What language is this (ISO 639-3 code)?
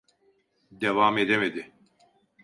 tur